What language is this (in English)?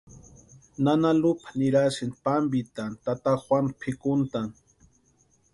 Western Highland Purepecha